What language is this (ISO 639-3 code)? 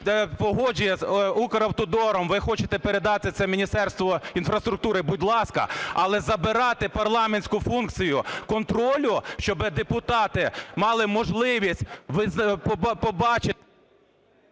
ukr